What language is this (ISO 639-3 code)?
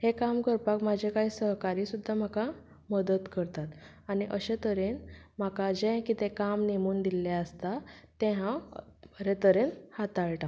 kok